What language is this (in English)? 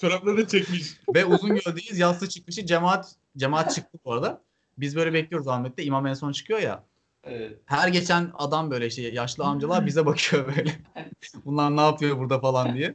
Turkish